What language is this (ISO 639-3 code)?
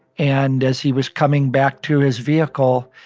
eng